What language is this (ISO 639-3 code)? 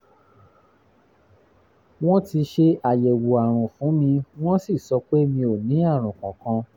yor